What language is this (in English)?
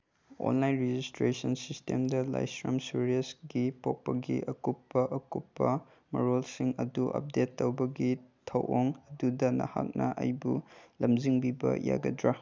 Manipuri